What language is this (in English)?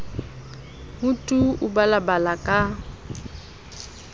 Southern Sotho